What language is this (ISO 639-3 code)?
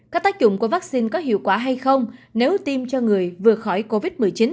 vie